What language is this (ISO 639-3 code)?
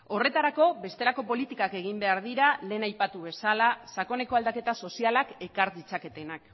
eus